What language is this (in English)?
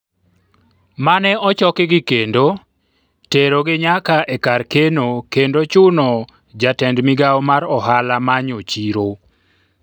Luo (Kenya and Tanzania)